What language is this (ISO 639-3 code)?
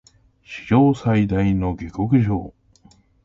jpn